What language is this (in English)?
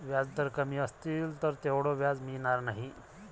Marathi